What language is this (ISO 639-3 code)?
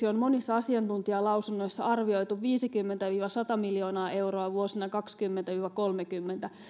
fin